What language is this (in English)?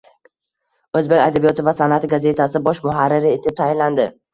Uzbek